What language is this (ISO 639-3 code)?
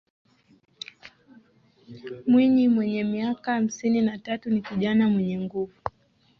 swa